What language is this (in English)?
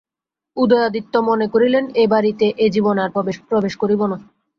Bangla